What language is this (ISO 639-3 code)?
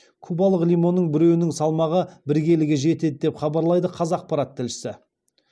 kaz